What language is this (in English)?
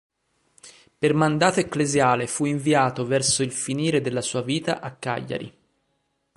Italian